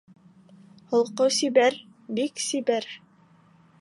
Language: Bashkir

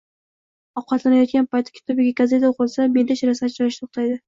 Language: Uzbek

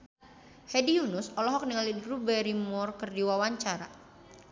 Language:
Sundanese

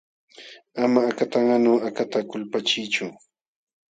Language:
Jauja Wanca Quechua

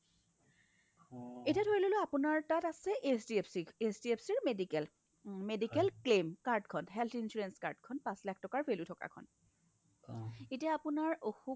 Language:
Assamese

